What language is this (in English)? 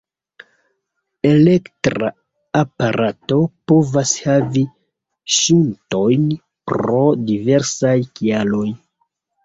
Esperanto